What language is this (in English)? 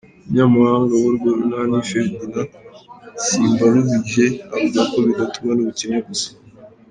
Kinyarwanda